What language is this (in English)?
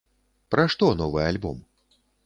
Belarusian